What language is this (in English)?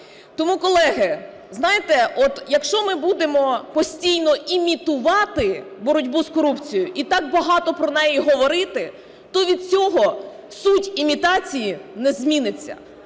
Ukrainian